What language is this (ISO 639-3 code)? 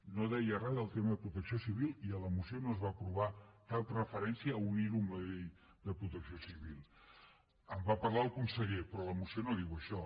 cat